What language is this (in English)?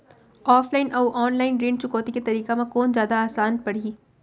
Chhattisgarhi